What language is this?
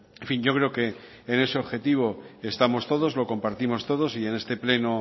Spanish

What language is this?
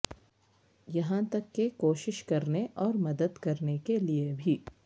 Urdu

